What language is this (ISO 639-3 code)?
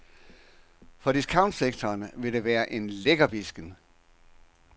dan